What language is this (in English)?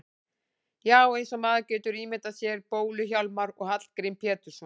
Icelandic